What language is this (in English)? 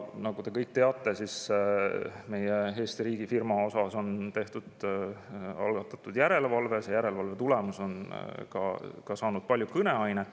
Estonian